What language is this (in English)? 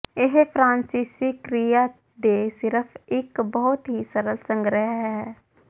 Punjabi